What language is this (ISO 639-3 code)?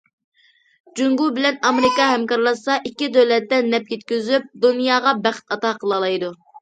uig